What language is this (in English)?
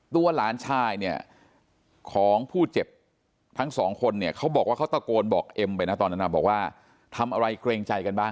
Thai